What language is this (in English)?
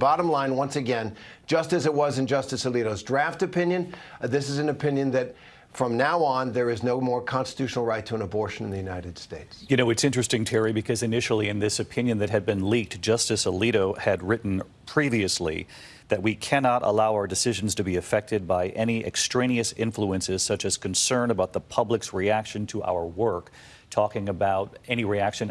English